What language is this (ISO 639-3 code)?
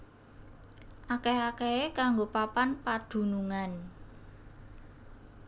jav